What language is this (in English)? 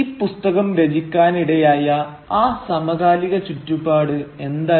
Malayalam